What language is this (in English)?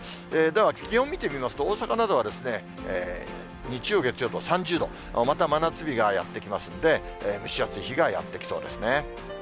Japanese